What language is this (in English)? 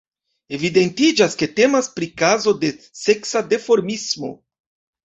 Esperanto